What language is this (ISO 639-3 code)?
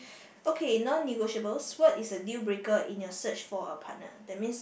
eng